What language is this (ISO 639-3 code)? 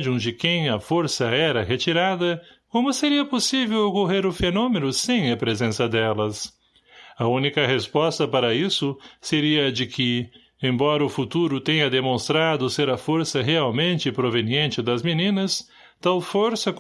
por